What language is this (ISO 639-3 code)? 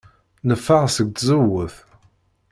kab